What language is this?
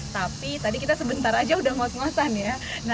Indonesian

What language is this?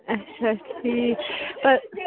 Kashmiri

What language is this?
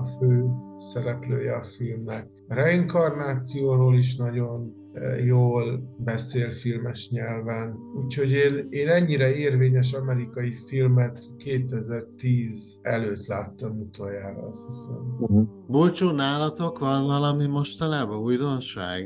Hungarian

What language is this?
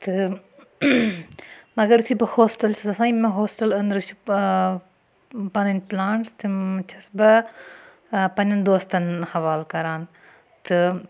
Kashmiri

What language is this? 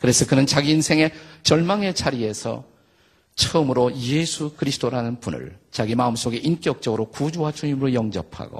Korean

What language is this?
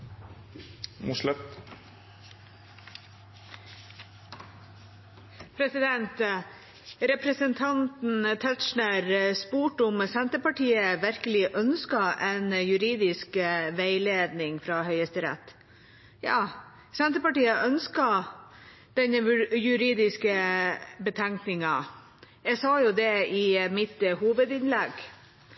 Norwegian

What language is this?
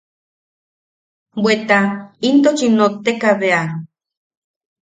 Yaqui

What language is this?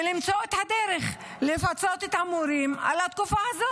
Hebrew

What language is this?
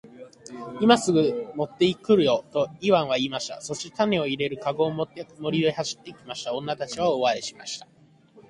Japanese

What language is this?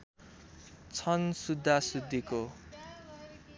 Nepali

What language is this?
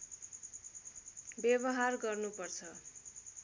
Nepali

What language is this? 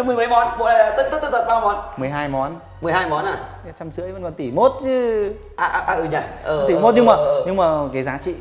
Vietnamese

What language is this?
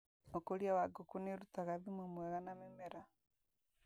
Kikuyu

